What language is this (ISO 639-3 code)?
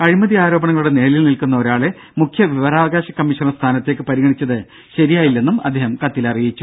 mal